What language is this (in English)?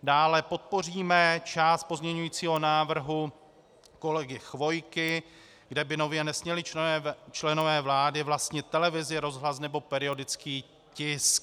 Czech